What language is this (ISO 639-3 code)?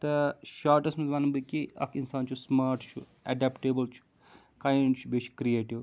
kas